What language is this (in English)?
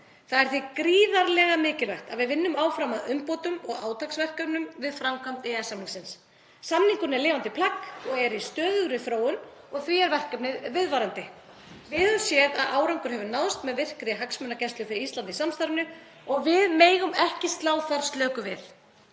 Icelandic